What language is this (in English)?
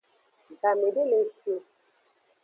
Aja (Benin)